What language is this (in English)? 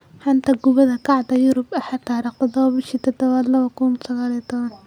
Somali